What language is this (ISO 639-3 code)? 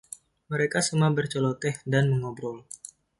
ind